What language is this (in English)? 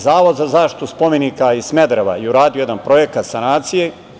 Serbian